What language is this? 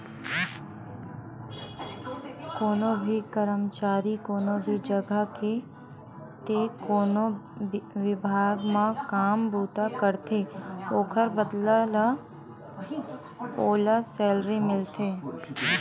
Chhattisgarhi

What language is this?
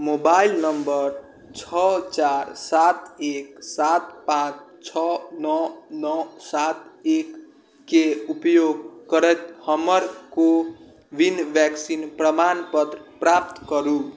Maithili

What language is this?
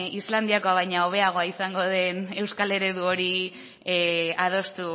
Basque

